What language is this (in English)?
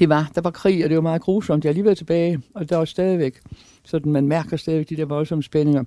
Danish